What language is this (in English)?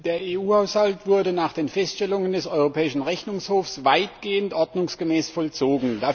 German